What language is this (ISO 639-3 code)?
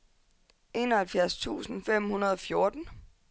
dan